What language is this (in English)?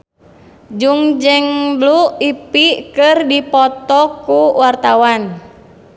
Sundanese